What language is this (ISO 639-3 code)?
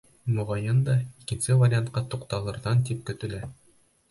bak